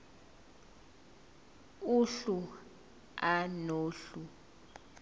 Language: Zulu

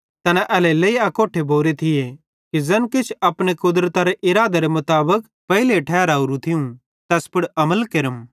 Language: Bhadrawahi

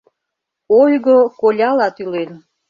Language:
Mari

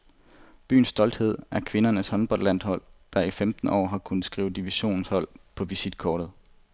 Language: Danish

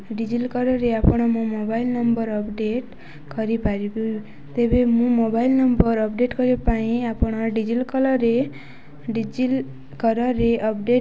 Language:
Odia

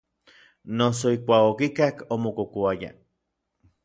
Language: Orizaba Nahuatl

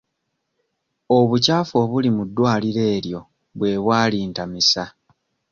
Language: Ganda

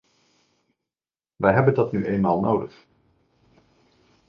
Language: Dutch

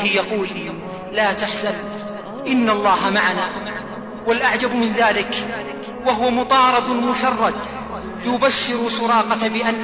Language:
Arabic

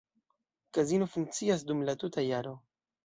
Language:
Esperanto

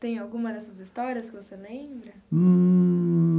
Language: Portuguese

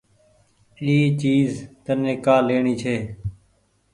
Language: Goaria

